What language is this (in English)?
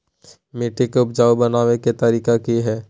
Magahi